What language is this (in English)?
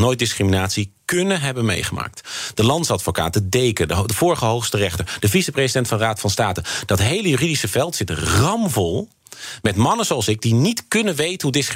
Dutch